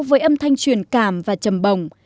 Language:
Vietnamese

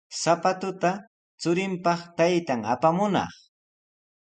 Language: Sihuas Ancash Quechua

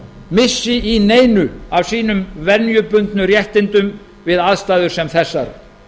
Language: Icelandic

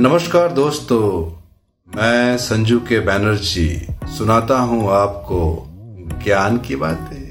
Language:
Hindi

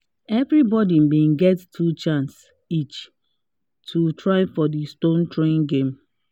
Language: Nigerian Pidgin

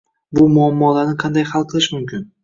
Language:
Uzbek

